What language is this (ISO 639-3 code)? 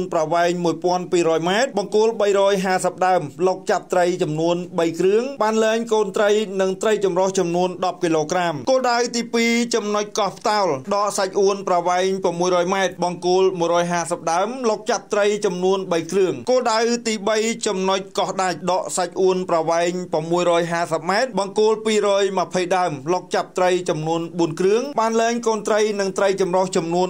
tha